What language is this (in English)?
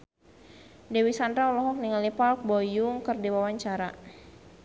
Sundanese